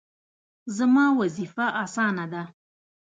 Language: Pashto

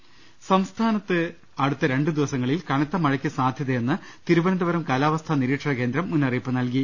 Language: Malayalam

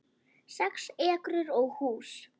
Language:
Icelandic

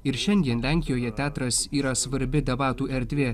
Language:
Lithuanian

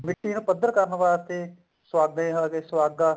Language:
Punjabi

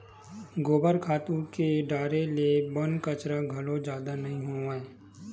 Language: Chhattisgarhi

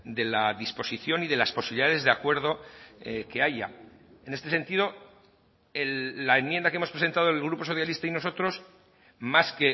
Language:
Spanish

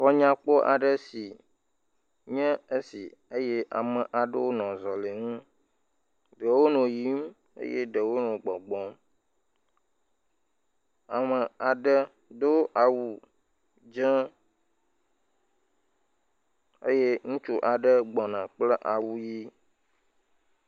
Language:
Ewe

